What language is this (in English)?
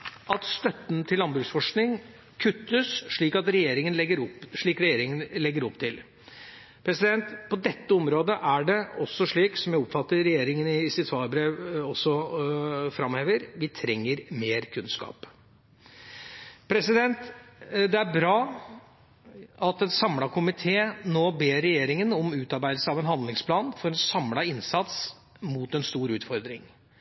Norwegian Bokmål